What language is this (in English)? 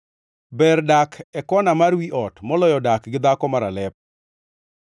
Luo (Kenya and Tanzania)